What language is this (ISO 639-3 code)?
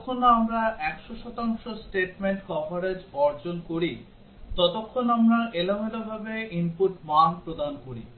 ben